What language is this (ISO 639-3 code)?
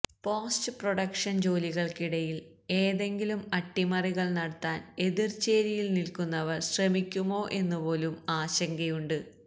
mal